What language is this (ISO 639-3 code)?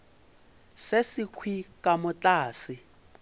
nso